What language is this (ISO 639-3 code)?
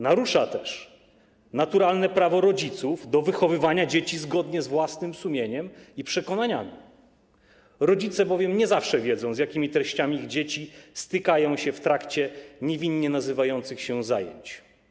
pol